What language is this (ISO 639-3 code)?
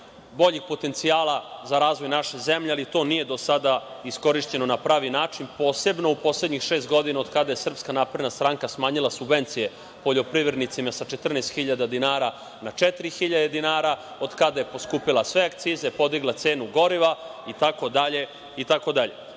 srp